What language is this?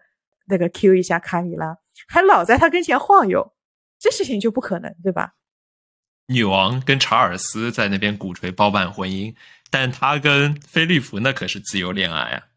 Chinese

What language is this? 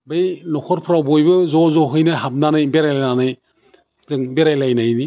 Bodo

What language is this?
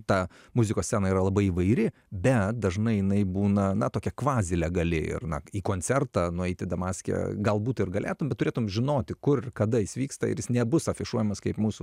Lithuanian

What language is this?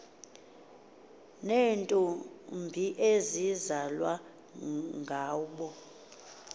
Xhosa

